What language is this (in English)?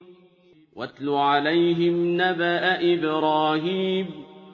Arabic